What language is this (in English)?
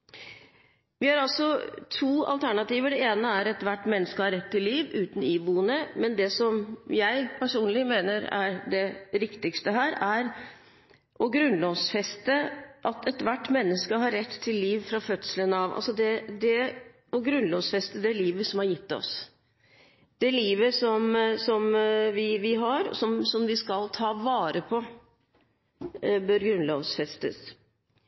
Norwegian Bokmål